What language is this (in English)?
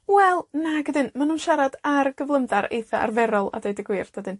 Welsh